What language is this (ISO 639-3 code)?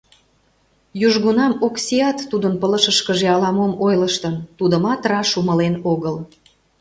chm